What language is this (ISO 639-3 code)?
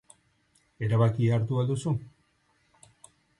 eus